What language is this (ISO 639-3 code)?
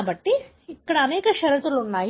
tel